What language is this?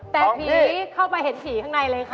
Thai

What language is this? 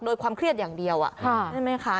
Thai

